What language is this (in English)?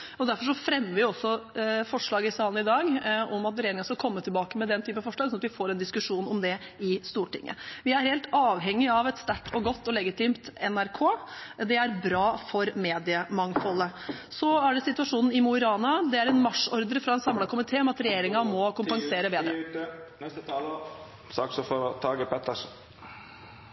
Norwegian